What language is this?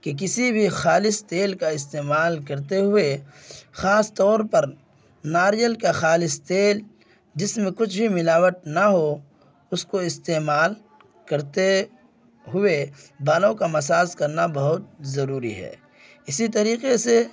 Urdu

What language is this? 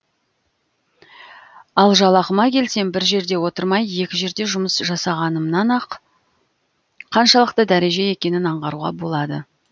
Kazakh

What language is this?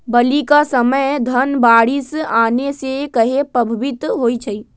Magahi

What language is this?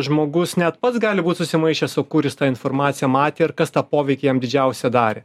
Lithuanian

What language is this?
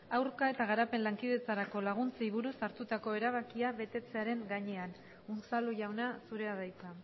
Basque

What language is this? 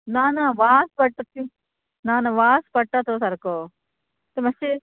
Konkani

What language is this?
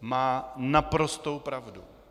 Czech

